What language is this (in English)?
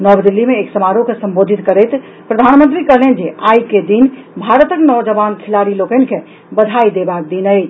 Maithili